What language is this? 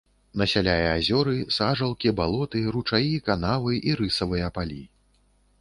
Belarusian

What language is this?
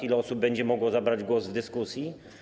Polish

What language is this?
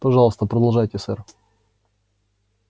Russian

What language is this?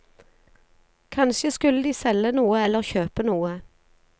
Norwegian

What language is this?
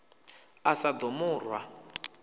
Venda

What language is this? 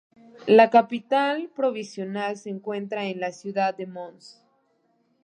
Spanish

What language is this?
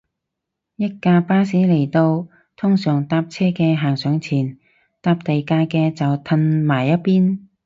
Cantonese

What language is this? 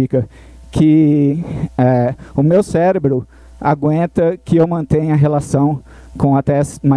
Portuguese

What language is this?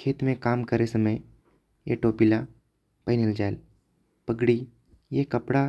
Korwa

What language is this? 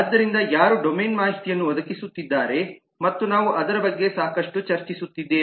Kannada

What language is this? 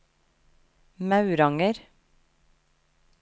Norwegian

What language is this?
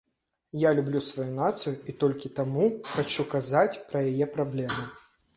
Belarusian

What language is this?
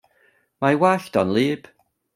Welsh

